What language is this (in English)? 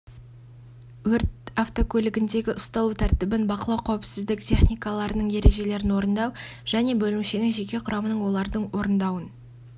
Kazakh